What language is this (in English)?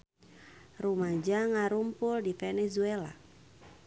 Sundanese